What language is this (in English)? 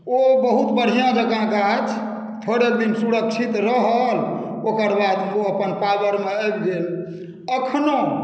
Maithili